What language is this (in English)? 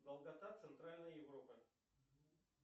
Russian